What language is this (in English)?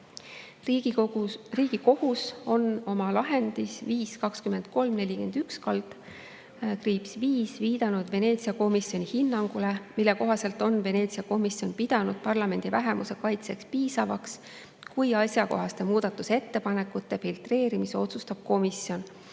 Estonian